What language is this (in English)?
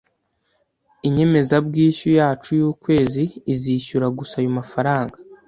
Kinyarwanda